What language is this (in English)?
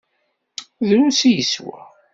Kabyle